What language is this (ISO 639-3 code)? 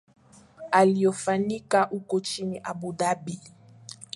swa